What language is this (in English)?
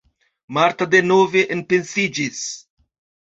Esperanto